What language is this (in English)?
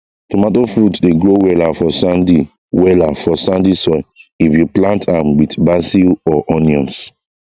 Nigerian Pidgin